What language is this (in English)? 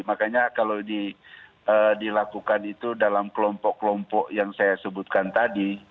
Indonesian